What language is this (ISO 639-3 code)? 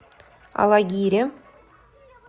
rus